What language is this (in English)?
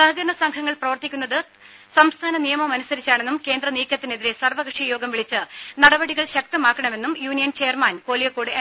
Malayalam